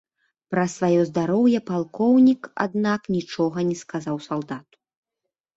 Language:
Belarusian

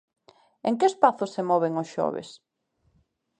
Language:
Galician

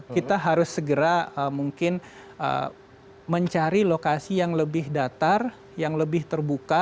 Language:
Indonesian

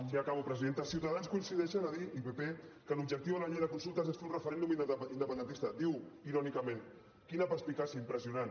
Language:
Catalan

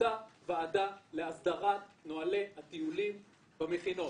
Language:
Hebrew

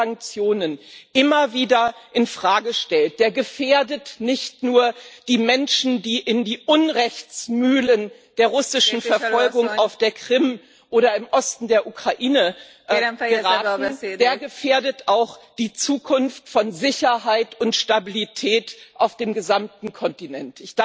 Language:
German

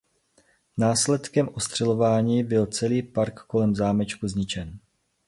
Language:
Czech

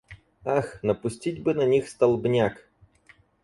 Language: Russian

